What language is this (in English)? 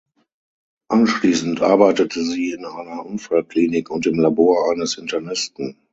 German